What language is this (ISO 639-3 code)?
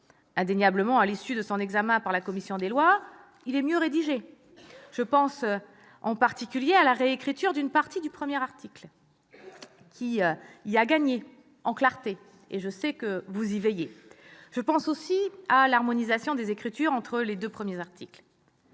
fra